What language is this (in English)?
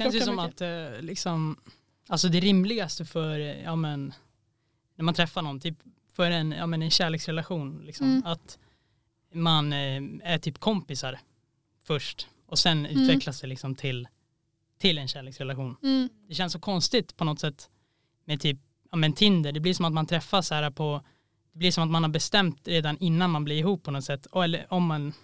Swedish